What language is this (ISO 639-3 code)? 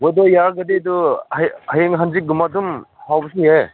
mni